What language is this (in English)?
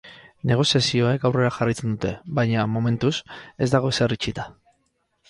Basque